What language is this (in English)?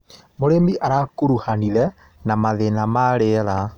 Kikuyu